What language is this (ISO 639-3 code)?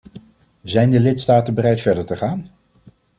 nld